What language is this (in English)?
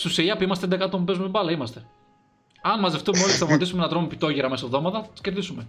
Greek